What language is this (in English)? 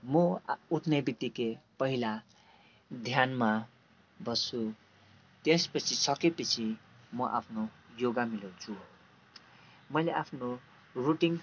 Nepali